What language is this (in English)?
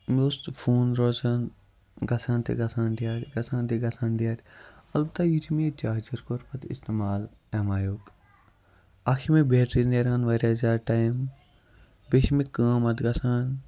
Kashmiri